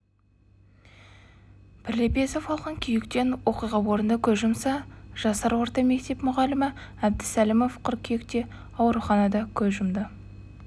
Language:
Kazakh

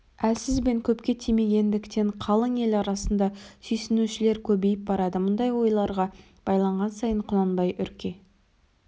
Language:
Kazakh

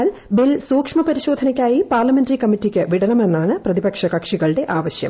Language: Malayalam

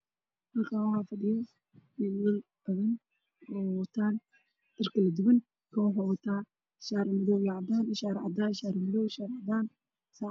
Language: Somali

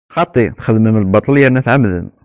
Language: Kabyle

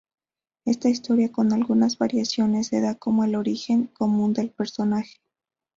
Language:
Spanish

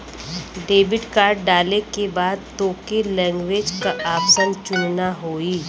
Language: Bhojpuri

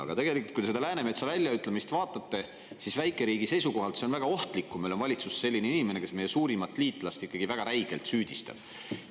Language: Estonian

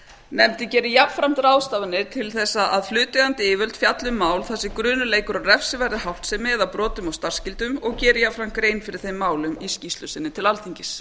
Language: Icelandic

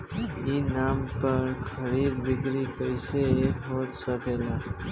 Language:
Bhojpuri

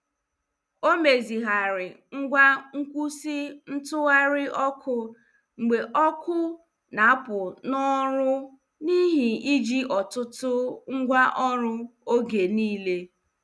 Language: Igbo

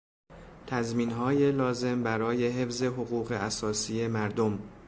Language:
Persian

